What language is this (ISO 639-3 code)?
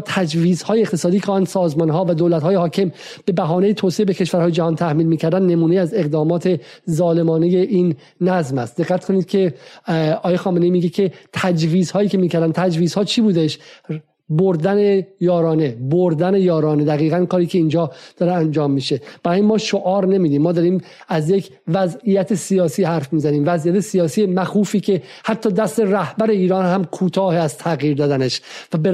fas